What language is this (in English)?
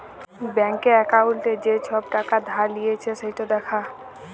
Bangla